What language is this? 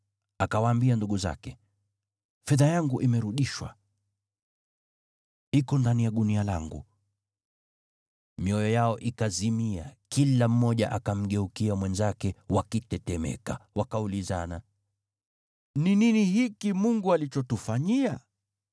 Swahili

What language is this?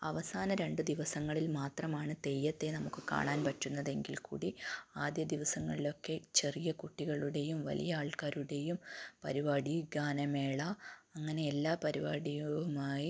Malayalam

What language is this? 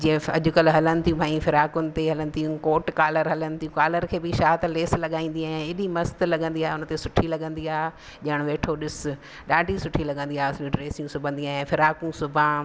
Sindhi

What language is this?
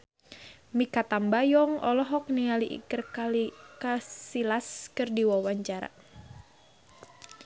Sundanese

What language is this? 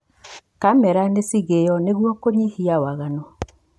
Kikuyu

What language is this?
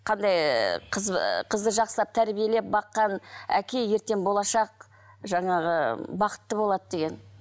Kazakh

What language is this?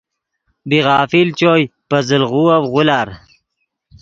Yidgha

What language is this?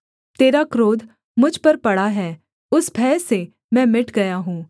Hindi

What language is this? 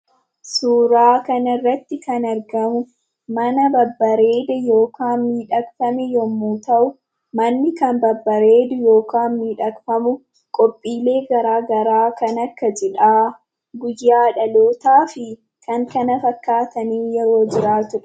Oromo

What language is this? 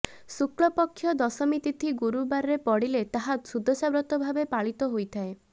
Odia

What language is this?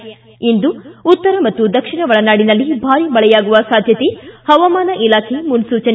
Kannada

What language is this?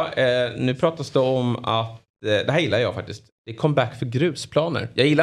Swedish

